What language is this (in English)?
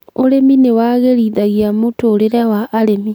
Kikuyu